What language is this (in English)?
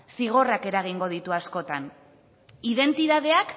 Basque